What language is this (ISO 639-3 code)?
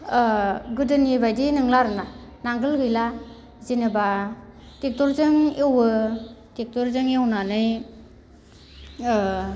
brx